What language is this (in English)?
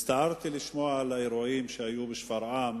Hebrew